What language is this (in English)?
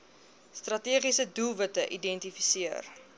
Afrikaans